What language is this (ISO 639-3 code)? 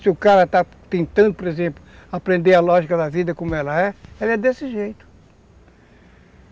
por